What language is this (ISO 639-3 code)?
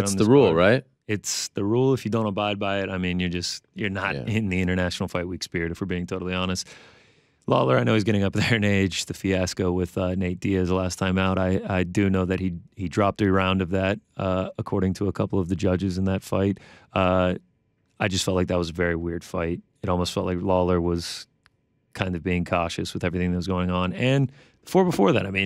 eng